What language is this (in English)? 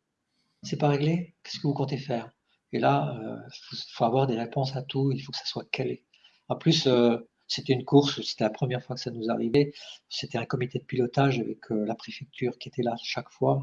French